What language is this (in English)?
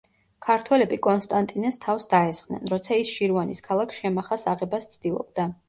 Georgian